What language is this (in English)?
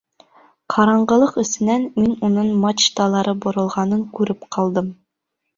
Bashkir